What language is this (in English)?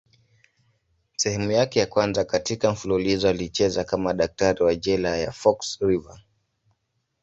Swahili